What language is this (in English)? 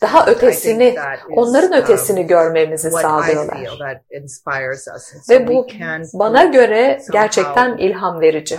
Turkish